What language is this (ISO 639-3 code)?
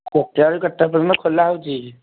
ori